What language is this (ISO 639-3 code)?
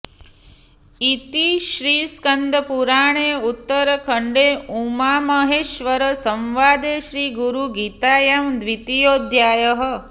san